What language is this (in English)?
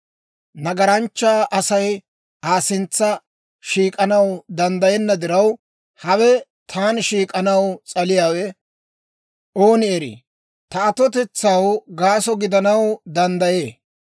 Dawro